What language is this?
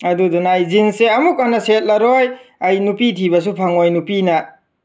Manipuri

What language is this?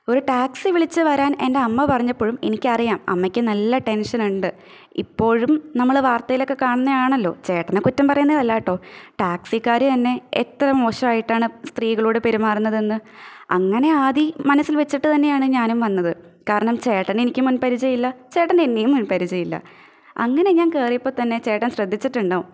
Malayalam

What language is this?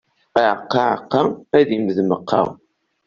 Kabyle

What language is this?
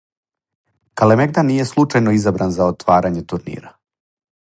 Serbian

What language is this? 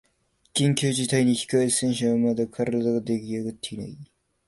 Japanese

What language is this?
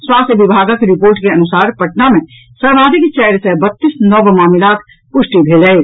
Maithili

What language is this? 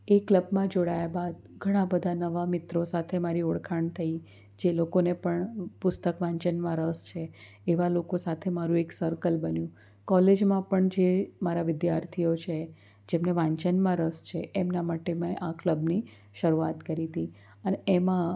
Gujarati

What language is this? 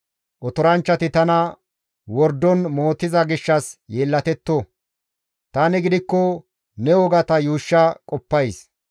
Gamo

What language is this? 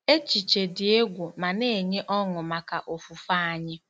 Igbo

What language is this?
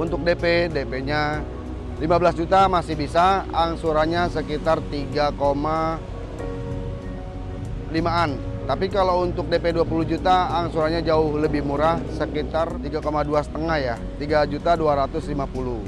Indonesian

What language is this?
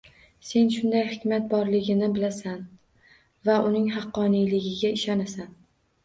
Uzbek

